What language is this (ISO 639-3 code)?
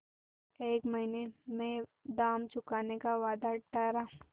hin